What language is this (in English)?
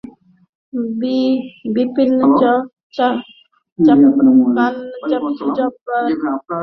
Bangla